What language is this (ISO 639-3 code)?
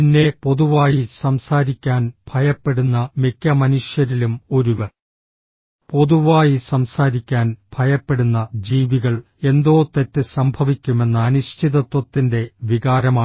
mal